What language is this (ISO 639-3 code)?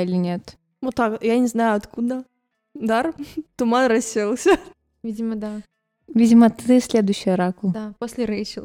rus